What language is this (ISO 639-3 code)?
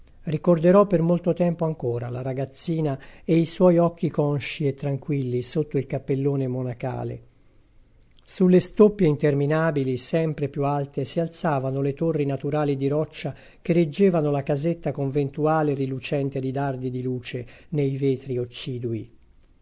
ita